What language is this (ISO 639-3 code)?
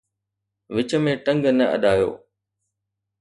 snd